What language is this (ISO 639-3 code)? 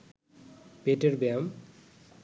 ben